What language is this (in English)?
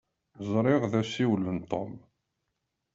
Kabyle